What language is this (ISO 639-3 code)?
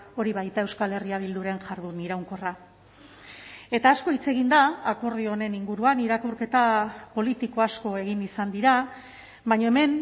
eus